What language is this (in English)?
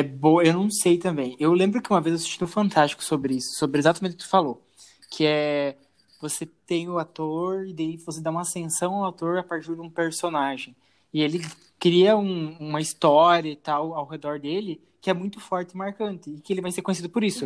Portuguese